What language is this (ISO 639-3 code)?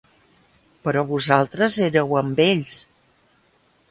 cat